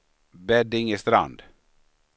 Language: Swedish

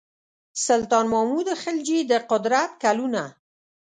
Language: Pashto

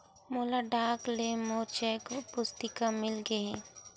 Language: Chhattisgarhi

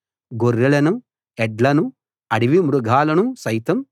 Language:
Telugu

